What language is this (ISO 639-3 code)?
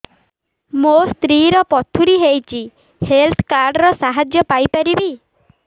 ori